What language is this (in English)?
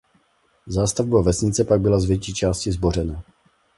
Czech